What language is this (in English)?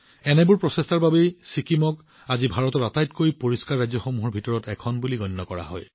Assamese